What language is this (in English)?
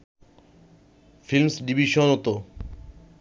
Bangla